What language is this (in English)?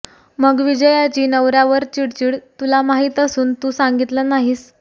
Marathi